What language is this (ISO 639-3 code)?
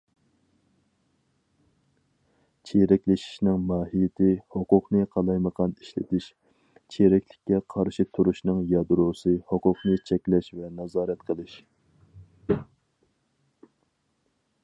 uig